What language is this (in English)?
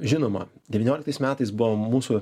Lithuanian